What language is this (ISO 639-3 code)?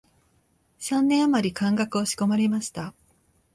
jpn